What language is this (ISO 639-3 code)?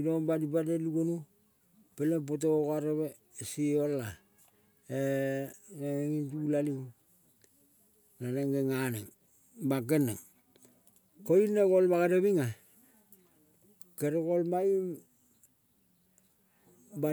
kol